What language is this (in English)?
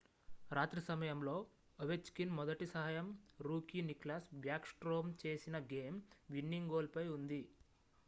Telugu